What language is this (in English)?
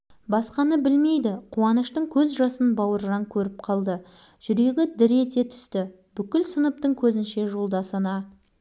Kazakh